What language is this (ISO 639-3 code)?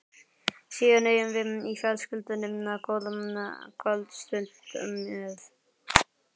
isl